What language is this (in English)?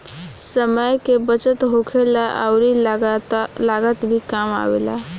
Bhojpuri